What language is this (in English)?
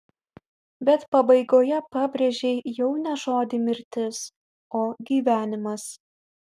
Lithuanian